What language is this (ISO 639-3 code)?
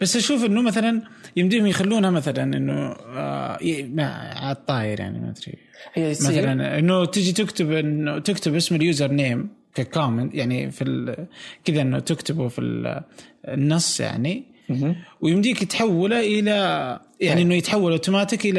ara